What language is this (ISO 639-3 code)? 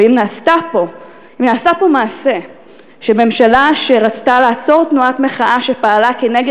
heb